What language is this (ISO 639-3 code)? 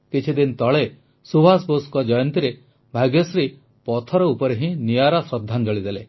ori